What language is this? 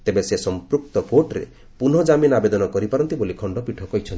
Odia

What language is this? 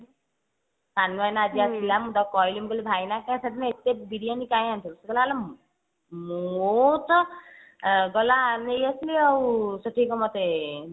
Odia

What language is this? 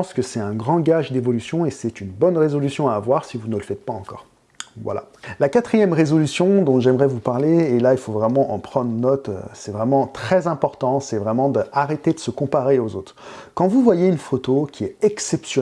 French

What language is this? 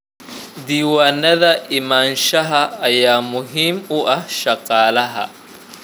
Somali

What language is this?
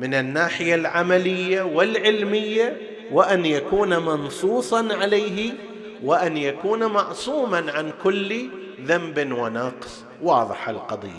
Arabic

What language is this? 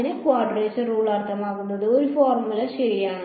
Malayalam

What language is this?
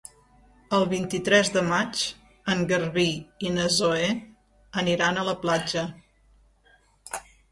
Catalan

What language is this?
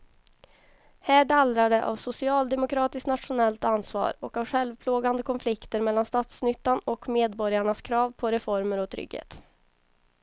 Swedish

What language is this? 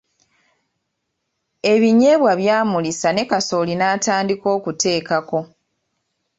Ganda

